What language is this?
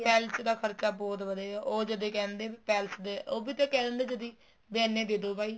Punjabi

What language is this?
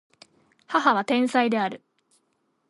Japanese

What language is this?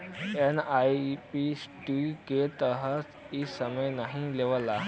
Bhojpuri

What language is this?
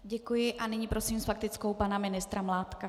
Czech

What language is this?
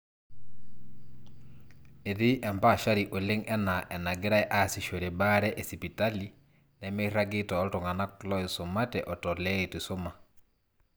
Masai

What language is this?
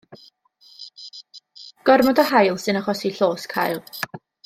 Welsh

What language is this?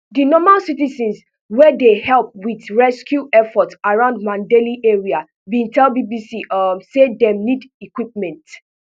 Nigerian Pidgin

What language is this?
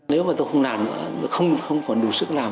Vietnamese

